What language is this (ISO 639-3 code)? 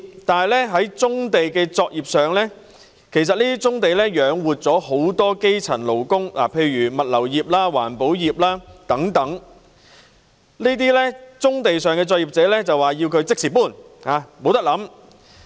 yue